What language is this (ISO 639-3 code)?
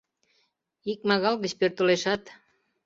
chm